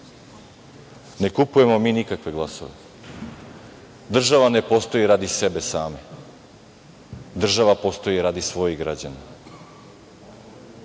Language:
Serbian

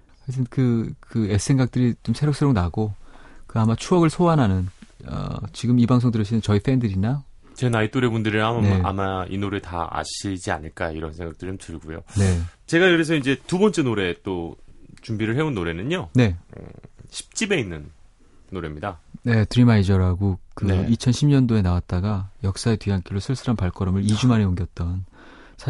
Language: Korean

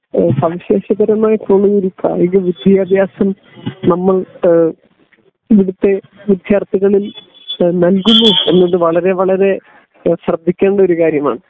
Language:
Malayalam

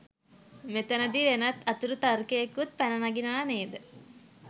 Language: Sinhala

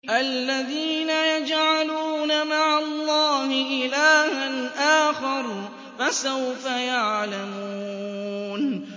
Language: Arabic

